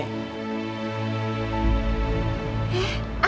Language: Indonesian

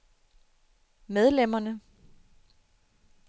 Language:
Danish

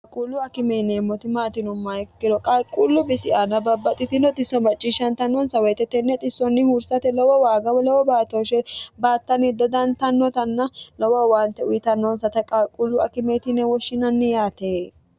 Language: Sidamo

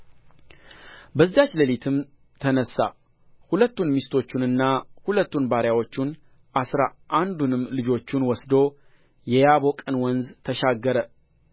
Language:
Amharic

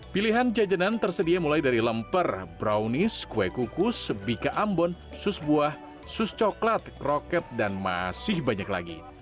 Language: Indonesian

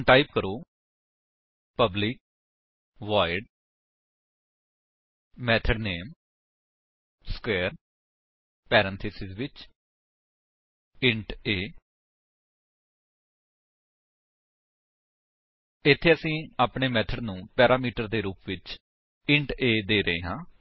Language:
Punjabi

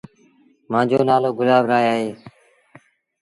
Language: Sindhi Bhil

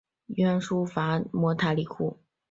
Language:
Chinese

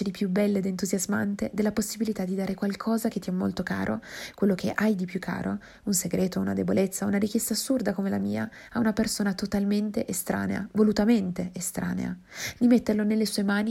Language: Italian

